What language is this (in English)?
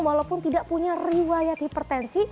Indonesian